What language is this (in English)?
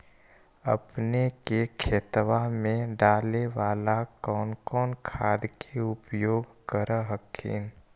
Magahi